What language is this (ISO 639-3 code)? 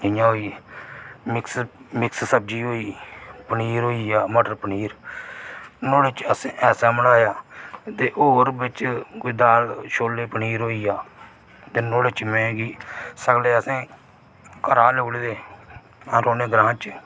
doi